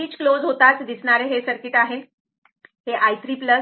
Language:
Marathi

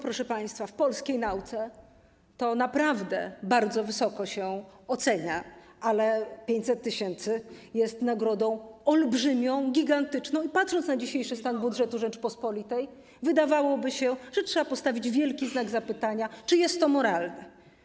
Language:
Polish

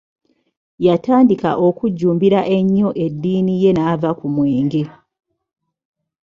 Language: Ganda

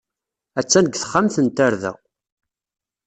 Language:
Kabyle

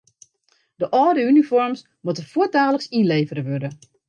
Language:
Western Frisian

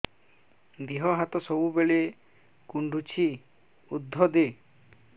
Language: Odia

